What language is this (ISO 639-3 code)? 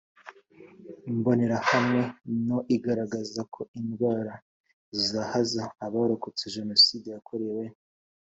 kin